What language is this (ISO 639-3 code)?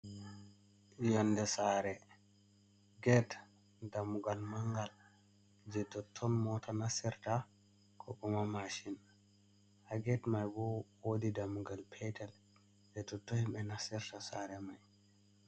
ful